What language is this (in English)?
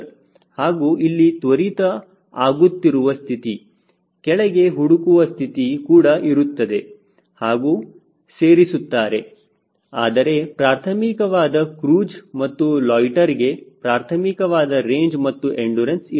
Kannada